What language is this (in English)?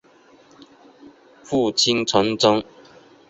Chinese